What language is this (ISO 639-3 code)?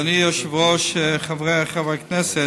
heb